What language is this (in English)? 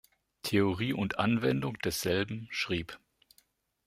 German